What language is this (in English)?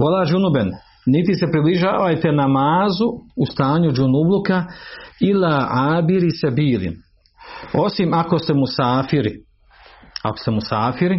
Croatian